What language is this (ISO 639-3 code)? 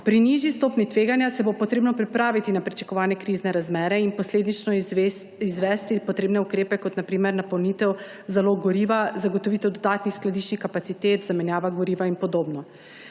slv